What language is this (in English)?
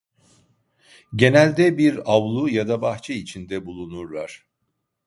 Turkish